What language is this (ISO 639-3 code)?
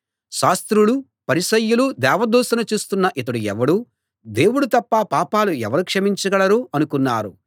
tel